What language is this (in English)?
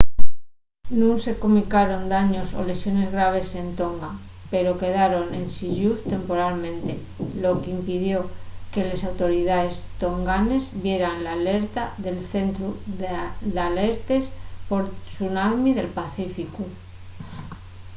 Asturian